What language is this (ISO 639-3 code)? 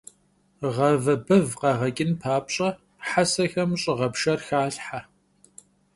kbd